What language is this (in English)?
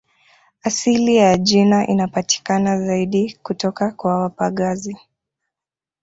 Swahili